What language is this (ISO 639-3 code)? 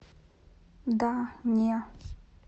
rus